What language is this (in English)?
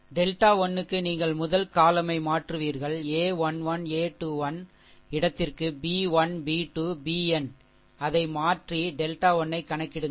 Tamil